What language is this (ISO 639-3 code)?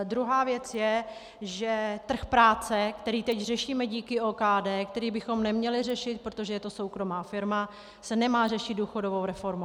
ces